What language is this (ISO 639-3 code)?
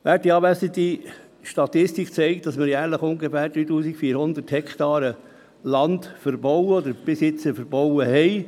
gsw